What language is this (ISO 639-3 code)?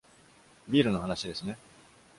jpn